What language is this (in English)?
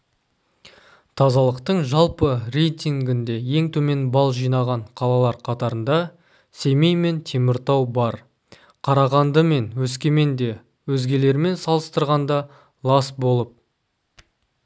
Kazakh